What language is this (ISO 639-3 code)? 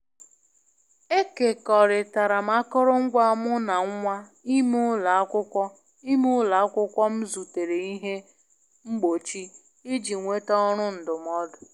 ibo